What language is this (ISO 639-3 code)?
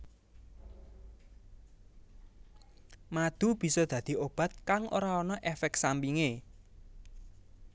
jav